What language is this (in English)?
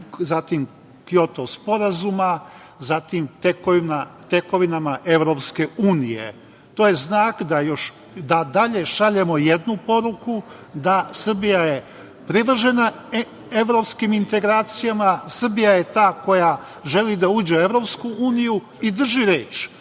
Serbian